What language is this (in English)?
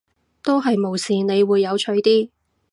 Cantonese